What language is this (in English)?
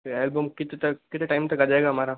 Hindi